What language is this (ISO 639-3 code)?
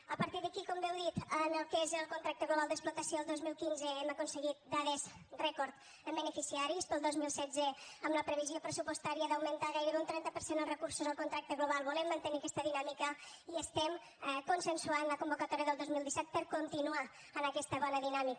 cat